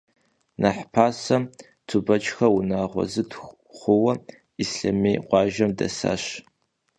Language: Kabardian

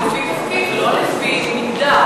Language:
Hebrew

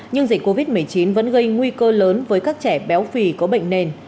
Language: Vietnamese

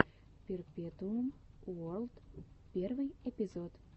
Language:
Russian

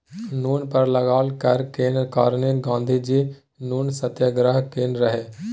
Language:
Maithili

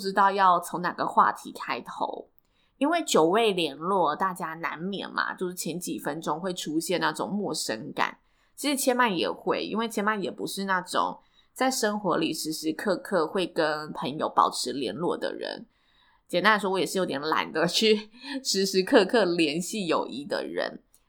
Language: Chinese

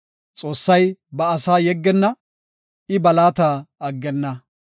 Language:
Gofa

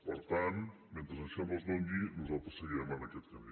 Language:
Catalan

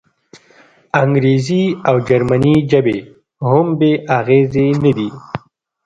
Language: Pashto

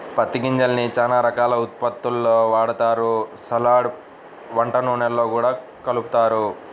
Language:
Telugu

